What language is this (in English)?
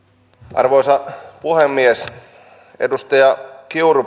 Finnish